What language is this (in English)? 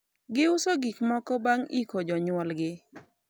Luo (Kenya and Tanzania)